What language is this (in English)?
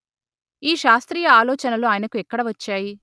Telugu